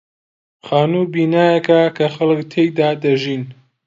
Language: Central Kurdish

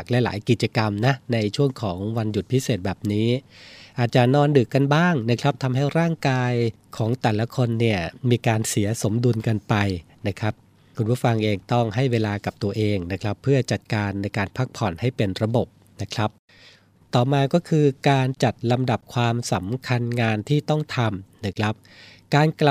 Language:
Thai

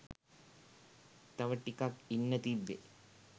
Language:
Sinhala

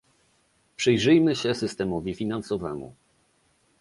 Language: Polish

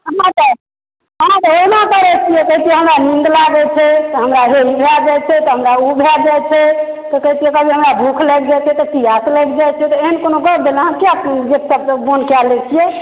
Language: Maithili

